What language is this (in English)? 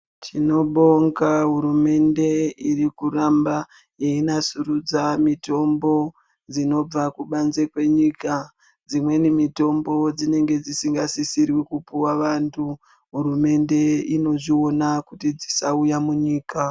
Ndau